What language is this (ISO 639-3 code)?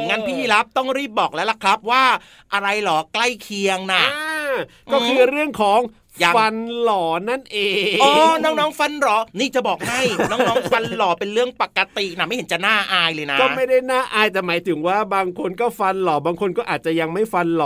tha